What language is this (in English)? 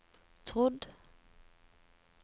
Norwegian